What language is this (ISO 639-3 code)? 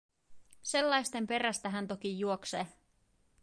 fin